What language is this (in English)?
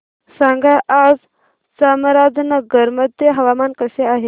Marathi